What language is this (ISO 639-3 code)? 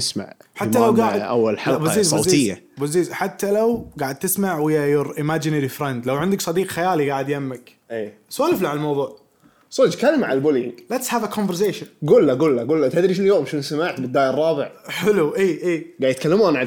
ara